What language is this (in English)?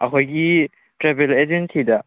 Manipuri